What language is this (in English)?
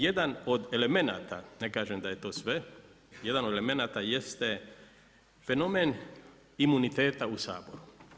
Croatian